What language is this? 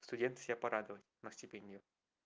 Russian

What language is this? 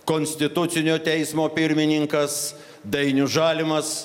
Lithuanian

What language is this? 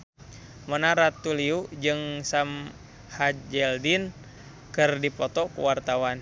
Sundanese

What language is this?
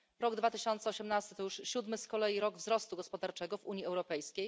Polish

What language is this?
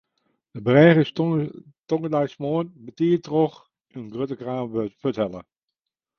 Western Frisian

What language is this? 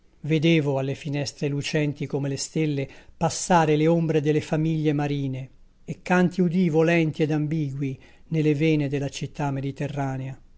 Italian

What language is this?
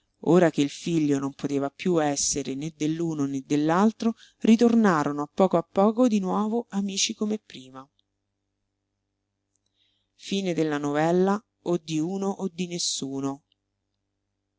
Italian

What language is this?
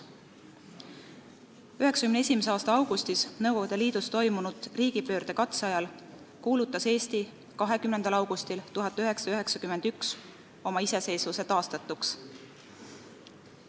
Estonian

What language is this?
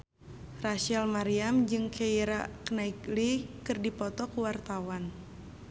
Sundanese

